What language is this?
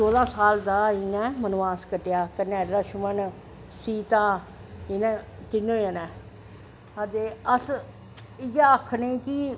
Dogri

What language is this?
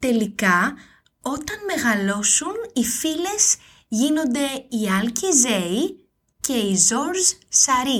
Greek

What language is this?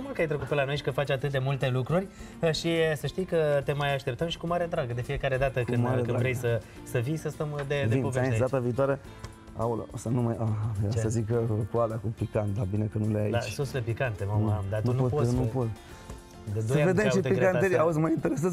Romanian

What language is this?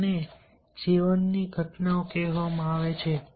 Gujarati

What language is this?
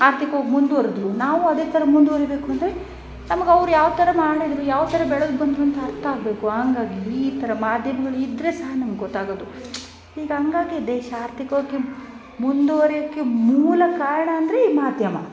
Kannada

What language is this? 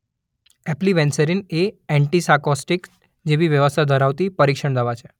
Gujarati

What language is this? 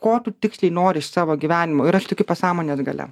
Lithuanian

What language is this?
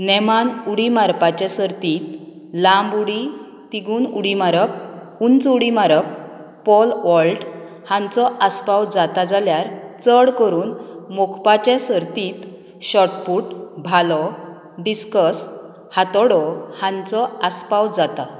Konkani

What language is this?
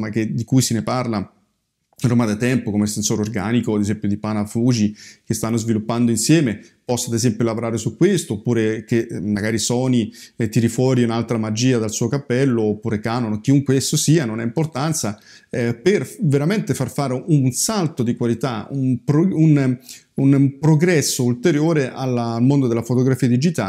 Italian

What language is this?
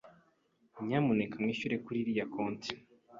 Kinyarwanda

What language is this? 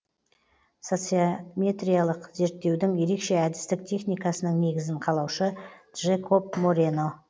Kazakh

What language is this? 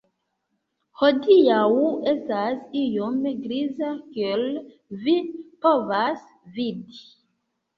Esperanto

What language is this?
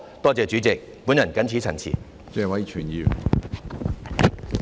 Cantonese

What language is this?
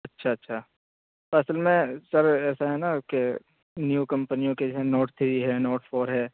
Urdu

